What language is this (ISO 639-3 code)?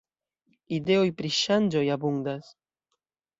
epo